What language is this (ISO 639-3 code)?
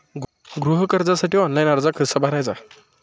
mar